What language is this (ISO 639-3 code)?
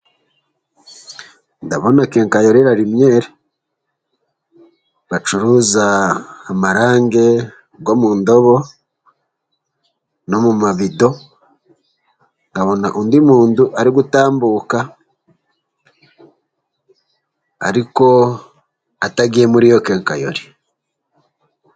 kin